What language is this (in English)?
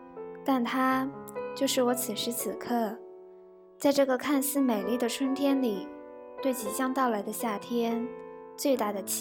Chinese